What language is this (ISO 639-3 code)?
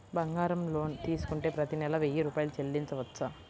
tel